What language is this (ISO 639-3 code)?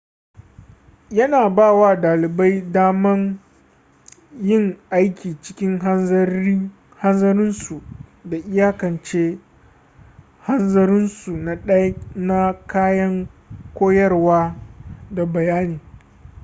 hau